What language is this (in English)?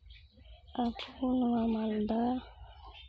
Santali